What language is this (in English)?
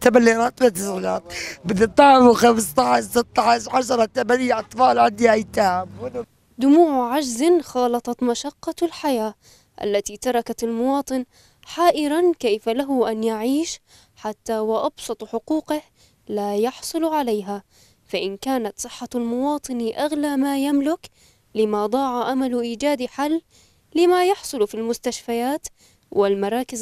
Arabic